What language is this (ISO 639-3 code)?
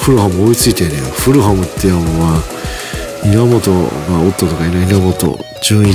jpn